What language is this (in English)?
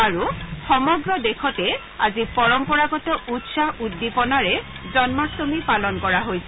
Assamese